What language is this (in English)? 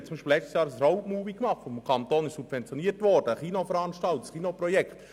Swiss German